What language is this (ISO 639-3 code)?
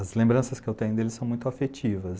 por